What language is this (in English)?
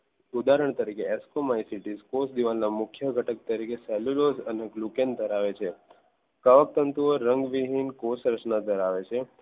Gujarati